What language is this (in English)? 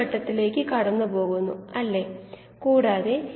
Malayalam